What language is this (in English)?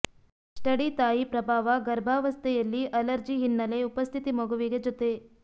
Kannada